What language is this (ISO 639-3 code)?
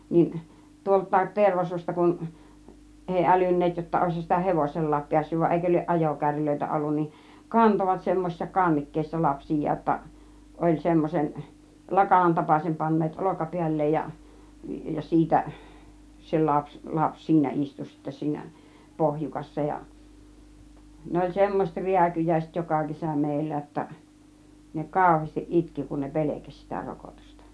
fin